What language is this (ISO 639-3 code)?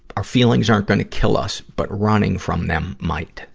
eng